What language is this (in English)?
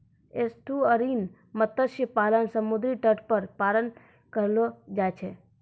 Maithili